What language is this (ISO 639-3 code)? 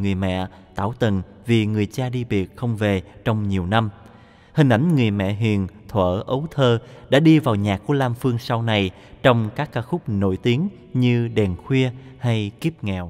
vie